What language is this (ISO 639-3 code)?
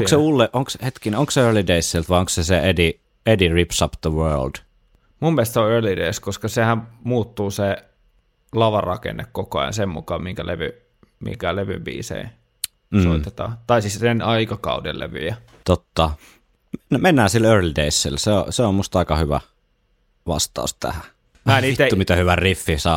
fin